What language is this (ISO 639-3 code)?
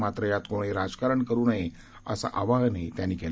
mar